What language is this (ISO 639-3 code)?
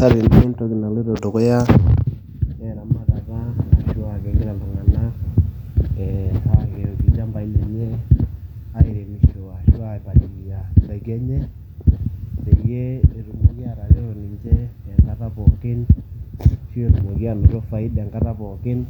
mas